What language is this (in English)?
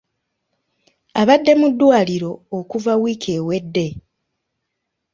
Ganda